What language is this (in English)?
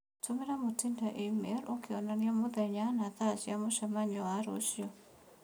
Kikuyu